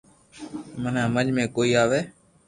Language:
Loarki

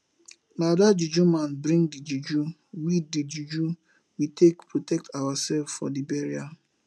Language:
Nigerian Pidgin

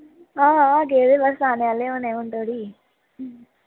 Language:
Dogri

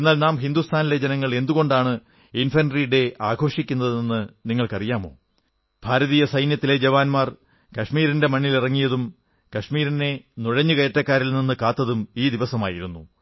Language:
Malayalam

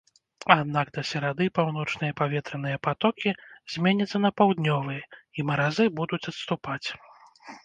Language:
Belarusian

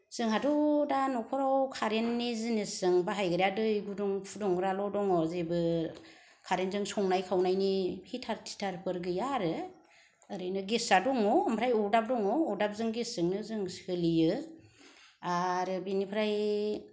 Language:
Bodo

